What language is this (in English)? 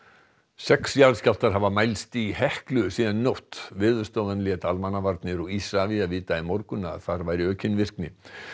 Icelandic